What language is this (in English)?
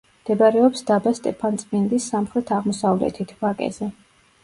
Georgian